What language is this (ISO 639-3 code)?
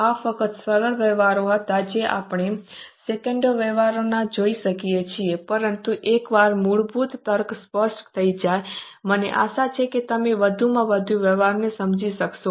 guj